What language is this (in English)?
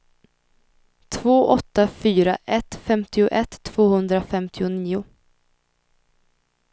Swedish